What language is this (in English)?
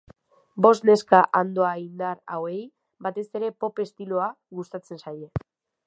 Basque